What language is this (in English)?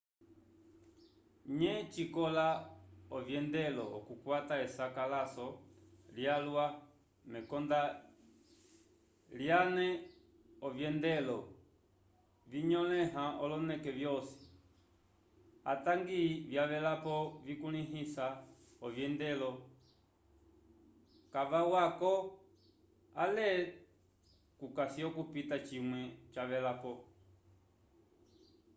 Umbundu